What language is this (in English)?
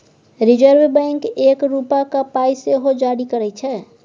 Maithili